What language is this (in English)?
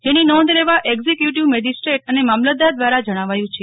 Gujarati